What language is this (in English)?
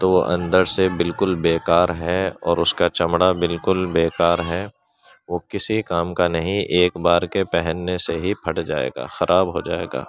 Urdu